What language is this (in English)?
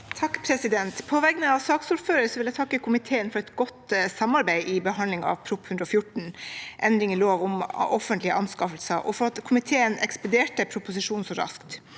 Norwegian